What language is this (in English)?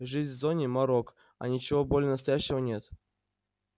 Russian